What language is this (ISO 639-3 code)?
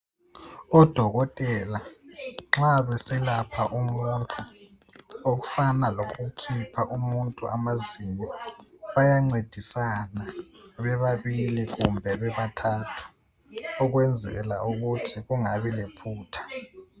nde